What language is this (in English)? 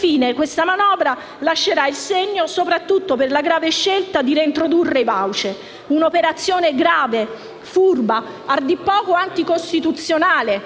Italian